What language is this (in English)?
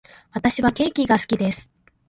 Japanese